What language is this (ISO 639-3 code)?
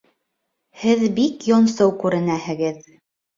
bak